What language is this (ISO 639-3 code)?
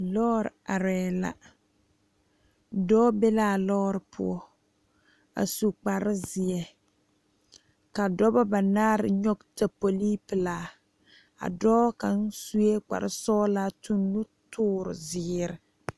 dga